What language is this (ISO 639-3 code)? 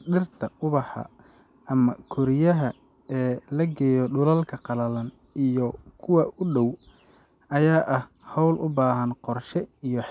som